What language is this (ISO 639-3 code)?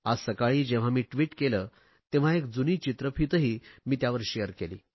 mar